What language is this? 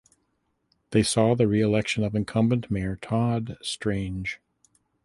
English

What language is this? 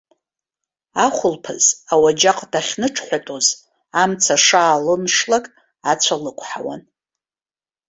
Abkhazian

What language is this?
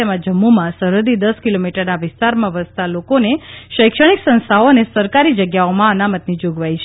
Gujarati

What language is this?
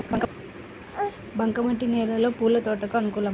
Telugu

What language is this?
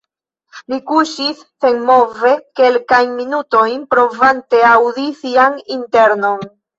Esperanto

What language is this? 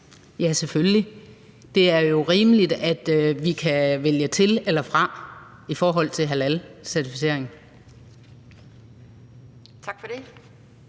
Danish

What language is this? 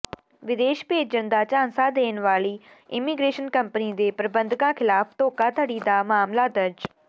Punjabi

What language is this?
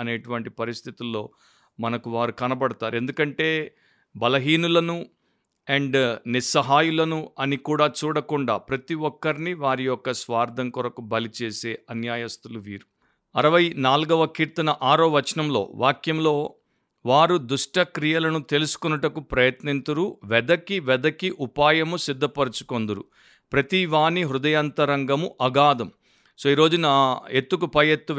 Telugu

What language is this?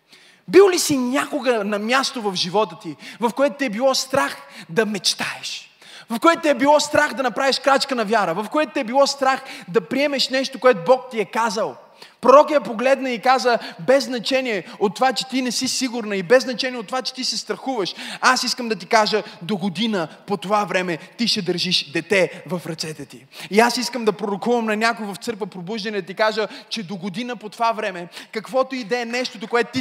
Bulgarian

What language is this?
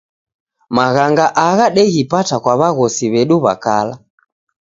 Taita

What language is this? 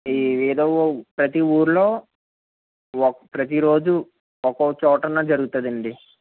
Telugu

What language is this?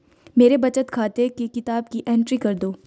Hindi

